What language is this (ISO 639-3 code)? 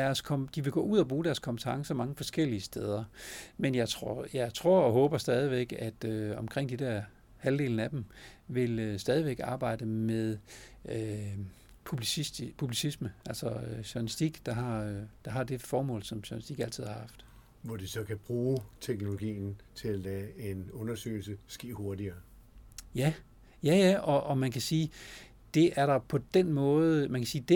dan